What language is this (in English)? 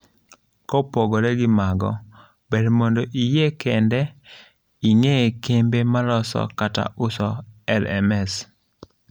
Luo (Kenya and Tanzania)